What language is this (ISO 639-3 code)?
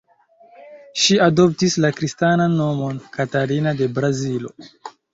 epo